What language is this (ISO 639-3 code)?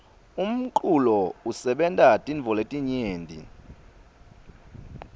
ssw